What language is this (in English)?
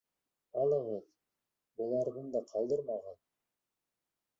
Bashkir